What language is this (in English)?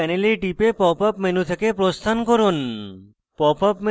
Bangla